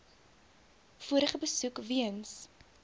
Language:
Afrikaans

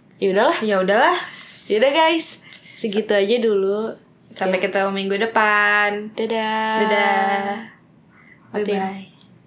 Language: Indonesian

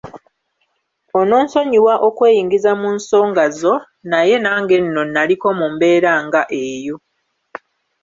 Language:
Ganda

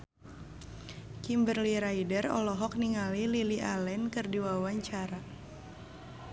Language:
Sundanese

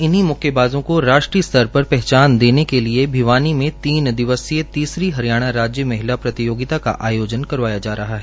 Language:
Hindi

